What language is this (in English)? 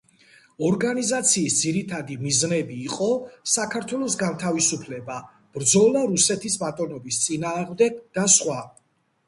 Georgian